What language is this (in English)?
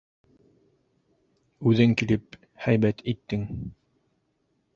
Bashkir